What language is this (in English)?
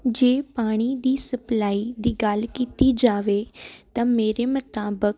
Punjabi